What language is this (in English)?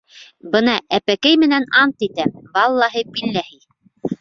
Bashkir